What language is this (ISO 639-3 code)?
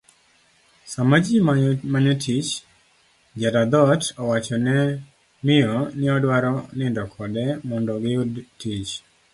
luo